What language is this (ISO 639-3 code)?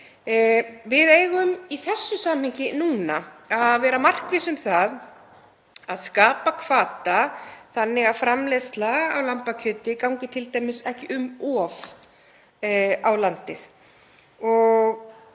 isl